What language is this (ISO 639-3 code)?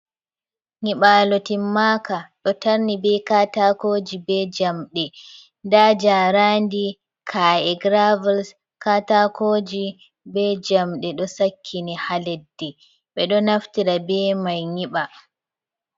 ful